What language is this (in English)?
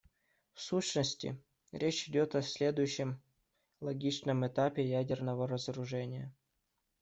Russian